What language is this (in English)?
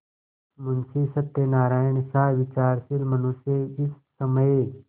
Hindi